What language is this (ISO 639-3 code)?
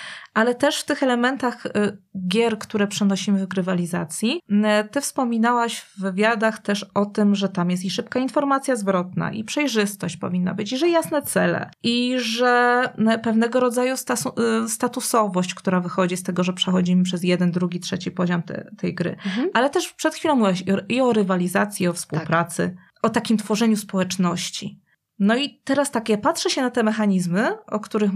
pol